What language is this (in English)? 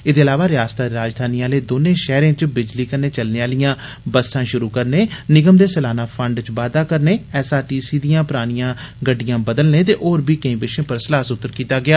Dogri